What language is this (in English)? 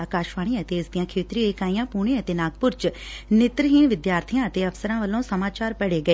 Punjabi